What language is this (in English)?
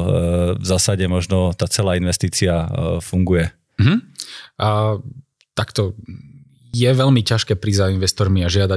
Slovak